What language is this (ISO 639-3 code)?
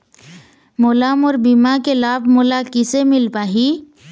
hne